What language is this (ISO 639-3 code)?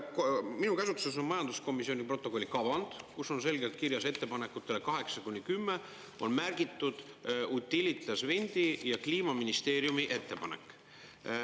est